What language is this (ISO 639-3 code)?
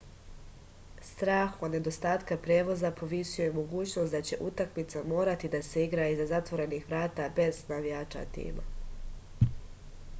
srp